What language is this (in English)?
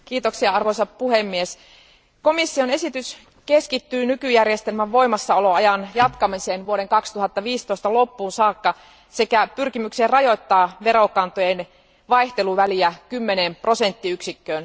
Finnish